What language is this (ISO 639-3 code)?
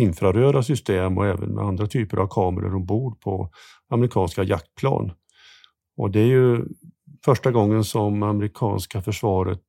swe